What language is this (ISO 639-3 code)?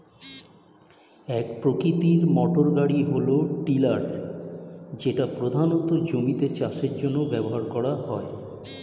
ben